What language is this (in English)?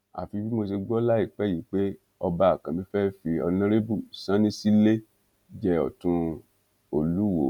Yoruba